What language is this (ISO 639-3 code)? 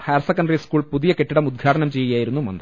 mal